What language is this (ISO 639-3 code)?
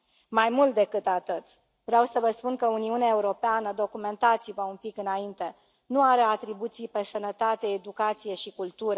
ron